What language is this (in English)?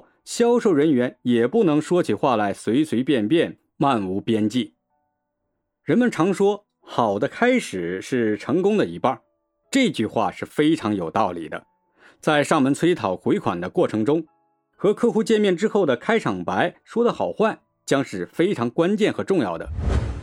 Chinese